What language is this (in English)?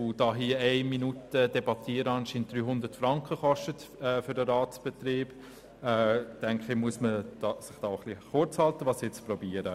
Swiss German